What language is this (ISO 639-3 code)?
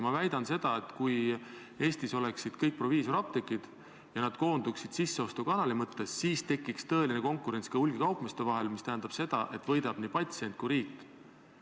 est